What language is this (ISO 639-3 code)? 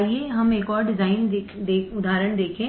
hin